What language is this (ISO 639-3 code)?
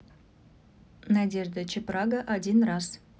rus